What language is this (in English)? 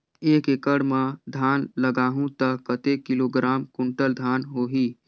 Chhattisgarhi